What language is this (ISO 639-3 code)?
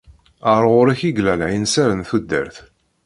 kab